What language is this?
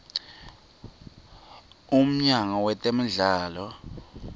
Swati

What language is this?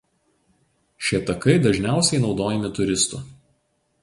Lithuanian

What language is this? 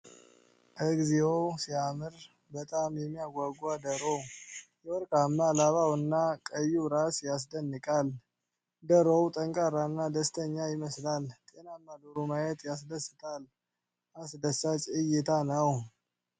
Amharic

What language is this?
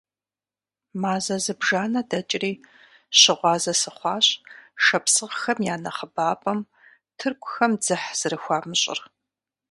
Kabardian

